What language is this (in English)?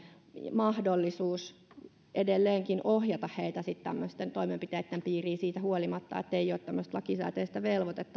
Finnish